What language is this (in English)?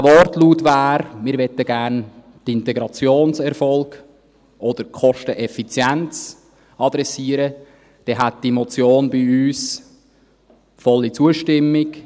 Swiss German